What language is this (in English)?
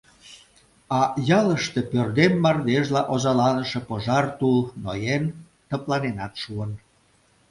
Mari